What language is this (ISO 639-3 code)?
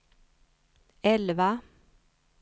swe